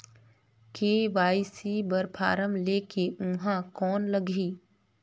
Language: Chhattisgarhi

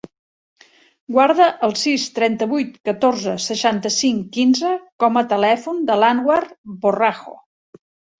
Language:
Catalan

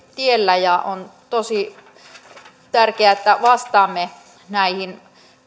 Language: Finnish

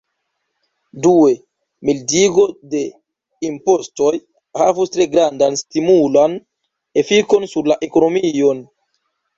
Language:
Esperanto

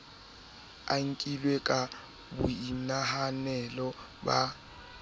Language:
Southern Sotho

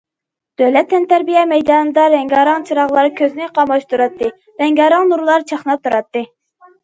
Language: Uyghur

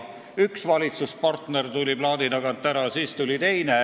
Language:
Estonian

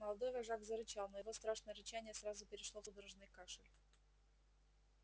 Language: Russian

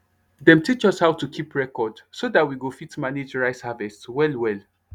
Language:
Nigerian Pidgin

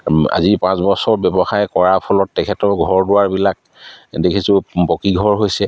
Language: Assamese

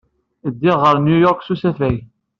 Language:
Kabyle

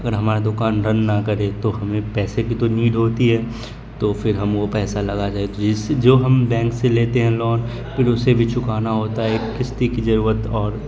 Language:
Urdu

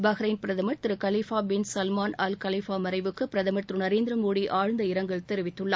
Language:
Tamil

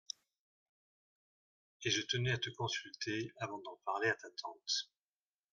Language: French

